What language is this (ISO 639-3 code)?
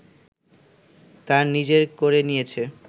ben